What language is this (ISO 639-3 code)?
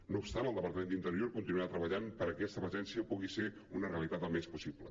cat